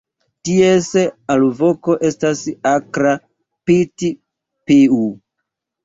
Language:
Esperanto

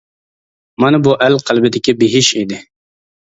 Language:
Uyghur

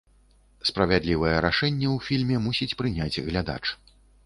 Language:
Belarusian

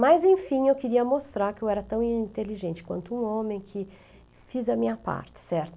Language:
Portuguese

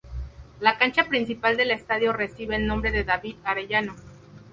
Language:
Spanish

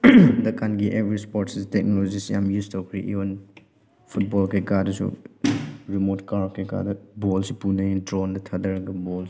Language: Manipuri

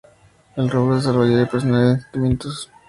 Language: Spanish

